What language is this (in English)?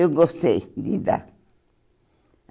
Portuguese